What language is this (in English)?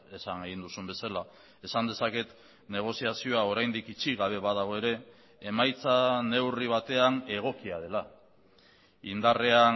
Basque